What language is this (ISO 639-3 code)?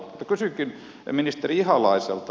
fin